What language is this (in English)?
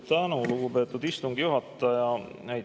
Estonian